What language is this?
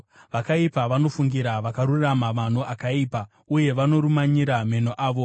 Shona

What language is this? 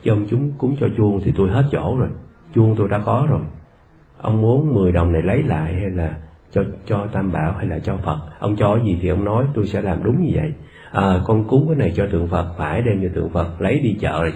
Vietnamese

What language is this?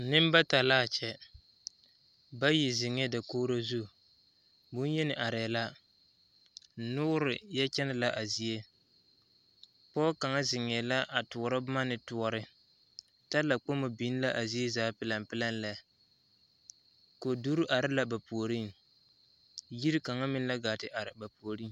Southern Dagaare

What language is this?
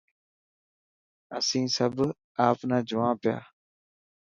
Dhatki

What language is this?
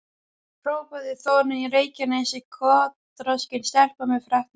Icelandic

